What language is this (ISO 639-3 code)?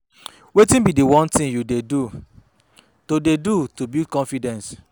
pcm